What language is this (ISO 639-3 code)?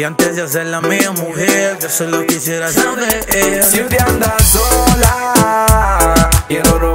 spa